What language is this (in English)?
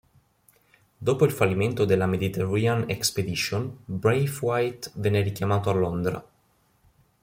Italian